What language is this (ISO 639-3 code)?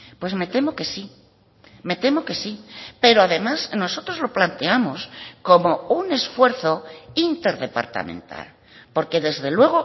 spa